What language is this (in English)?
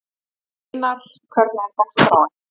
Icelandic